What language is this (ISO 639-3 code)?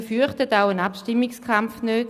gsw